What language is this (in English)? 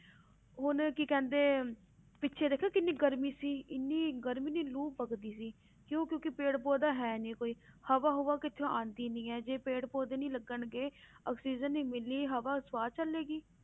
Punjabi